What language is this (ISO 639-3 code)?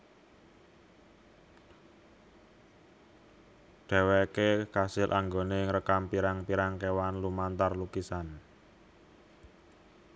jav